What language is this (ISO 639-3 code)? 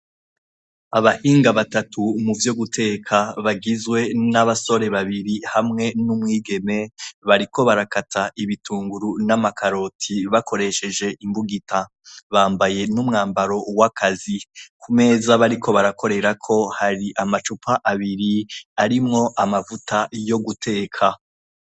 run